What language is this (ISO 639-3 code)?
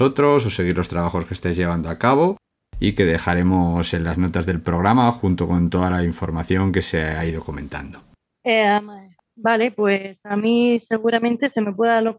spa